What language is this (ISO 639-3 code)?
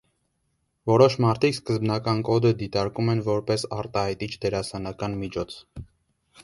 hye